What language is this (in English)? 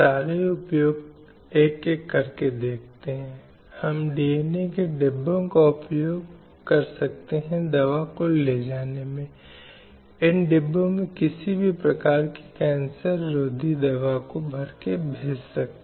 Hindi